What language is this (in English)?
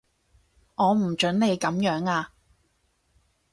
Cantonese